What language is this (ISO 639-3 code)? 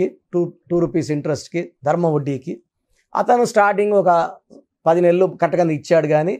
tel